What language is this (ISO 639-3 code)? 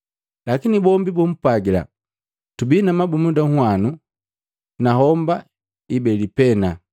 mgv